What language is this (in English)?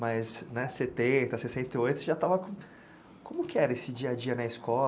Portuguese